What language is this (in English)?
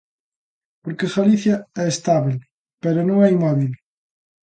Galician